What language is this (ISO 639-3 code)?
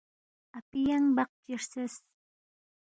bft